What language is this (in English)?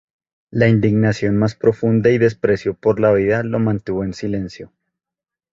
Spanish